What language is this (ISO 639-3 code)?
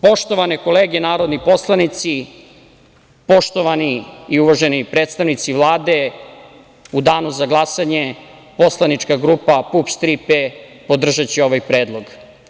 srp